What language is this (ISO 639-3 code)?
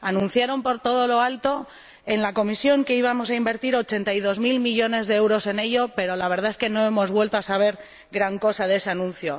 spa